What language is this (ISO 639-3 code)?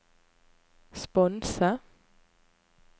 nor